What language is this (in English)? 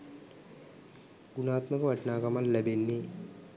Sinhala